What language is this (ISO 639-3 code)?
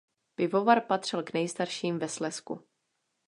ces